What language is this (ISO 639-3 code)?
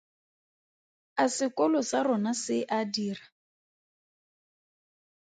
tsn